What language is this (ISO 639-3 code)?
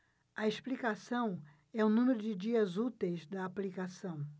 por